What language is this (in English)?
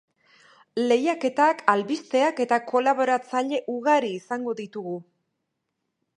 Basque